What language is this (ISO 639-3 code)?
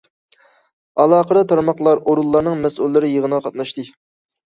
uig